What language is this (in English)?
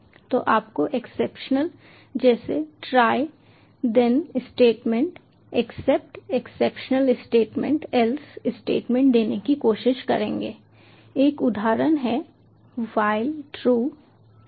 Hindi